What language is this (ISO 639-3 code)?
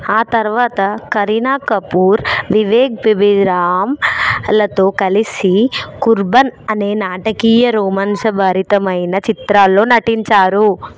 tel